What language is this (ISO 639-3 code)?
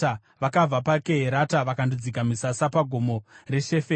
sna